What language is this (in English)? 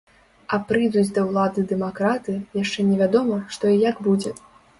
Belarusian